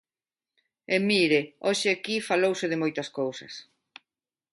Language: Galician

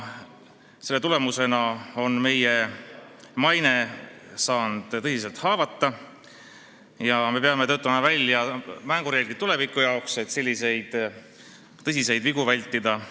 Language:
Estonian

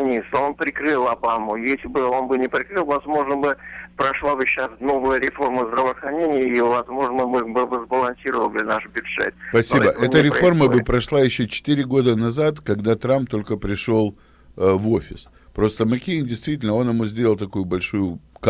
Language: Russian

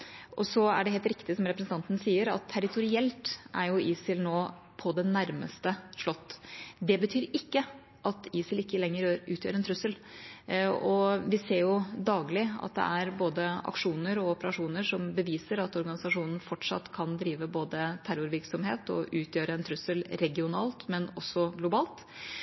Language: Norwegian Bokmål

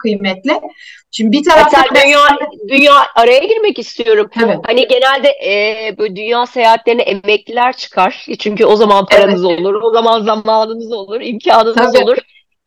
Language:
Turkish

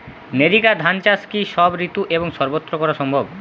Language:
Bangla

